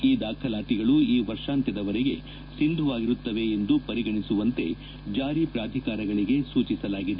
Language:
Kannada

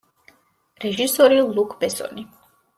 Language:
Georgian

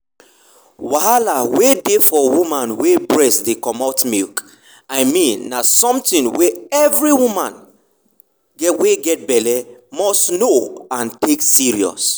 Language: Nigerian Pidgin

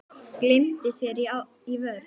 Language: Icelandic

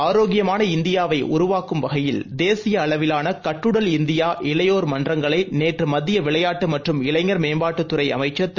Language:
Tamil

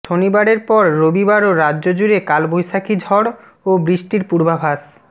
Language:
Bangla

